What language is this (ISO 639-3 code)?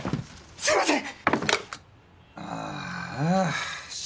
jpn